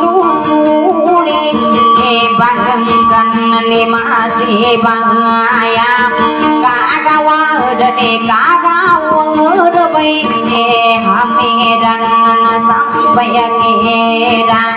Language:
Thai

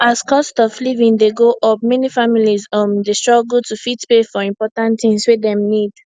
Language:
Nigerian Pidgin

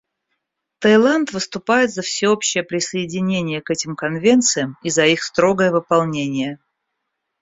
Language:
Russian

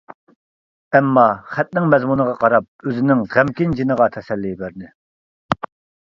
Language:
Uyghur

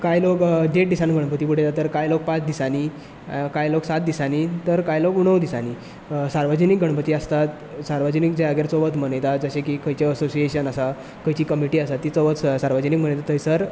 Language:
Konkani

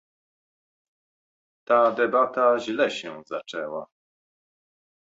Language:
Polish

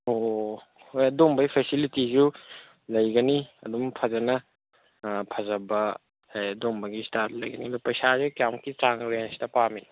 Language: Manipuri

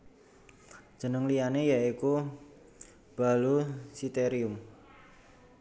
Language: Javanese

